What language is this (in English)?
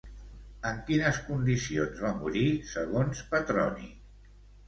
Catalan